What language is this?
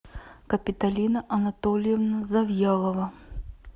Russian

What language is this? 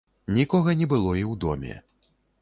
Belarusian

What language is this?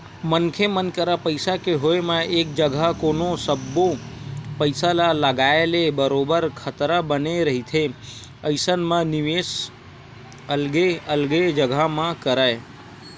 Chhattisgarhi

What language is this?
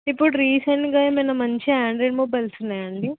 Telugu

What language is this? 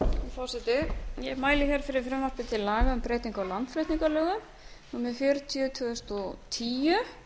Icelandic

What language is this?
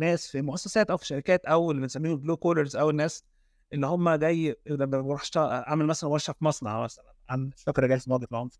Arabic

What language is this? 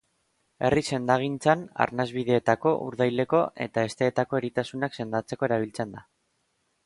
Basque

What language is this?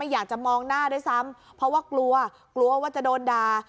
Thai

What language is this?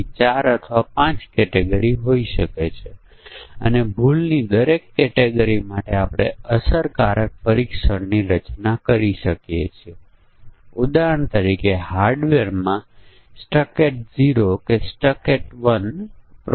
Gujarati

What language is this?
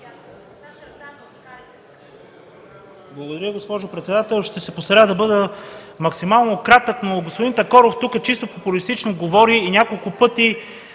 Bulgarian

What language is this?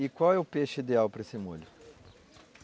Portuguese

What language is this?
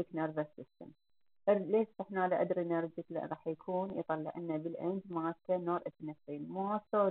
Arabic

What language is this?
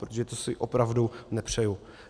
Czech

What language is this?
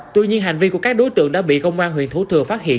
Vietnamese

